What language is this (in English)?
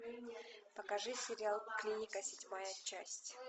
Russian